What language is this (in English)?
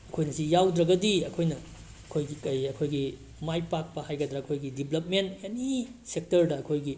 Manipuri